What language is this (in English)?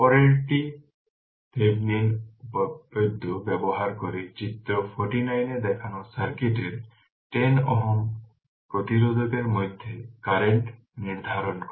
Bangla